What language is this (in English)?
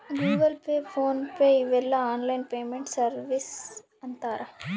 Kannada